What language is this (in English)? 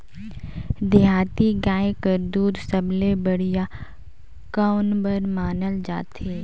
Chhattisgarhi